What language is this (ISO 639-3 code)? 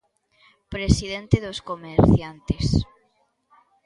glg